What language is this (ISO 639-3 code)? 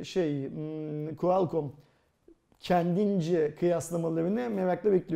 tur